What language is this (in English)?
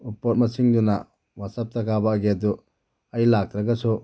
Manipuri